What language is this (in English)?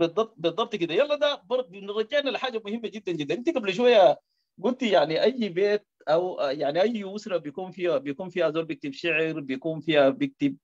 Arabic